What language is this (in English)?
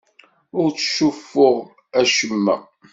Kabyle